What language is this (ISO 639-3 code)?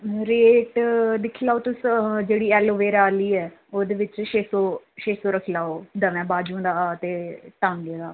doi